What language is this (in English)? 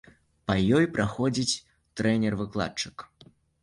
Belarusian